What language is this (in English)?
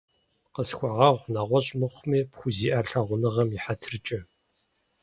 Kabardian